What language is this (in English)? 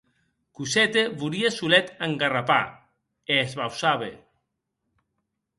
Occitan